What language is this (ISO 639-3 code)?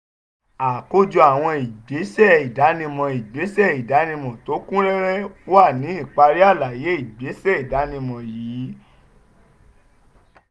yor